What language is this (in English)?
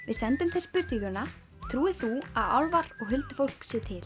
Icelandic